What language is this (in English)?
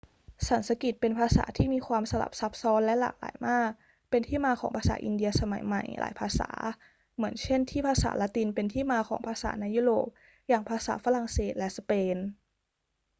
Thai